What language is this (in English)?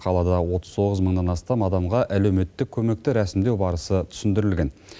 Kazakh